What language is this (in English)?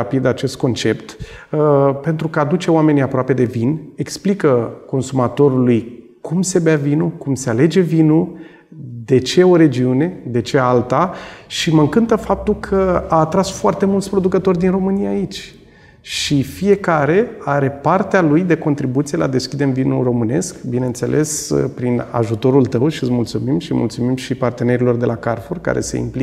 Romanian